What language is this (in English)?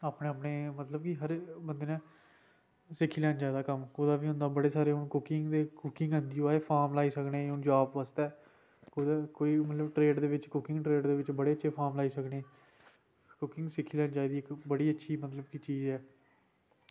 Dogri